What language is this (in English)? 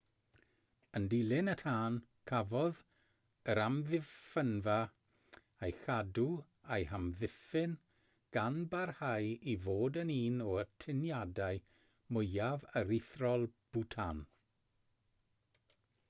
Welsh